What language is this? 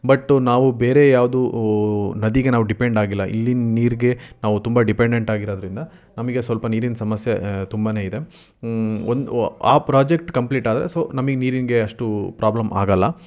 Kannada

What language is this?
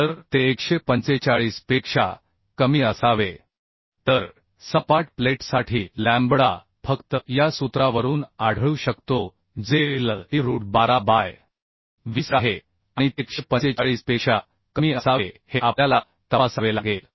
Marathi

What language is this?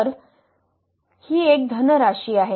Marathi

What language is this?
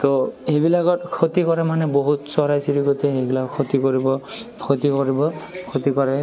Assamese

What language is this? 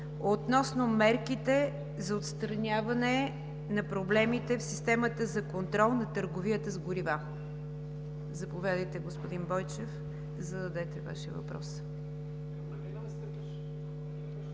Bulgarian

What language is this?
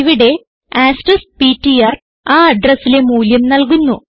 Malayalam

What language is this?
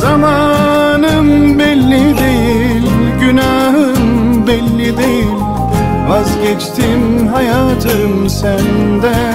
Turkish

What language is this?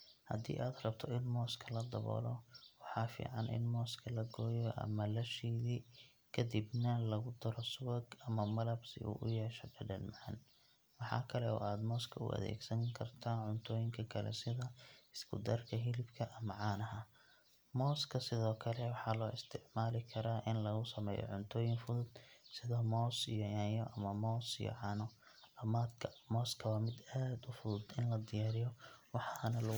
Somali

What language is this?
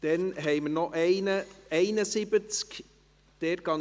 Swiss German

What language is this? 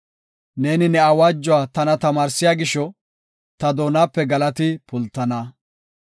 Gofa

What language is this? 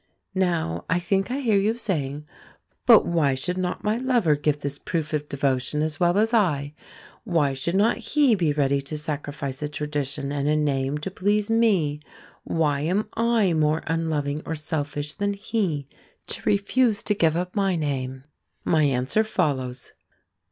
English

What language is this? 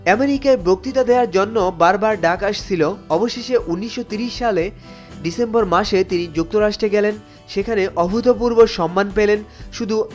Bangla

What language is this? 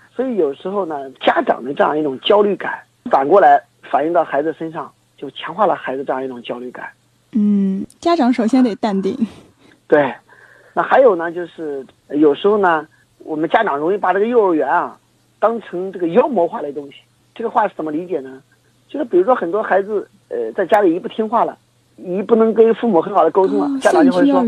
Chinese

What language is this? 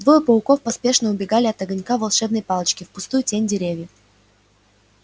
Russian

